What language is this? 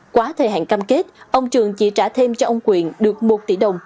Vietnamese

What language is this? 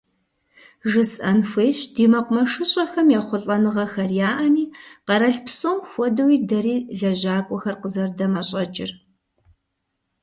Kabardian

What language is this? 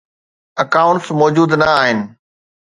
Sindhi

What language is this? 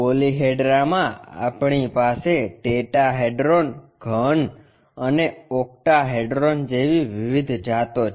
Gujarati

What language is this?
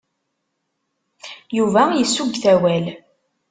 Kabyle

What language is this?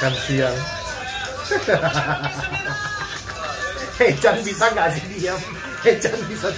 Indonesian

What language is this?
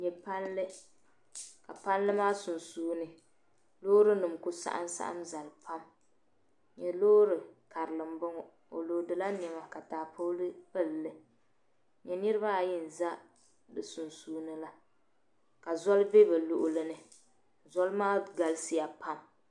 Dagbani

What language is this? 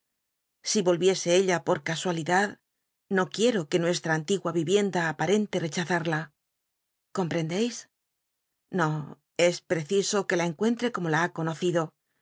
Spanish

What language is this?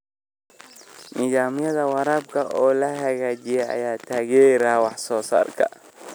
Somali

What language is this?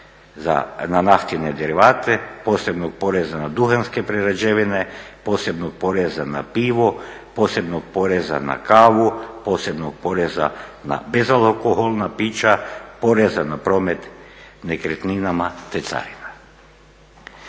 Croatian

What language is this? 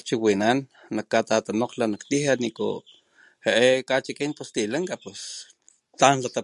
Papantla Totonac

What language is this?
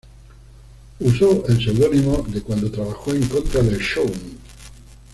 Spanish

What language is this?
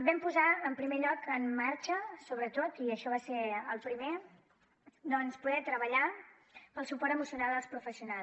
Catalan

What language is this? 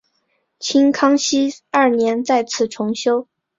Chinese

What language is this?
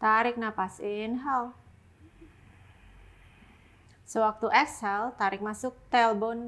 Indonesian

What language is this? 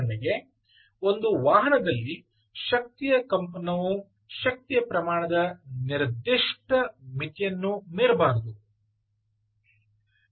Kannada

